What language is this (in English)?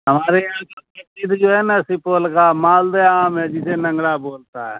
Urdu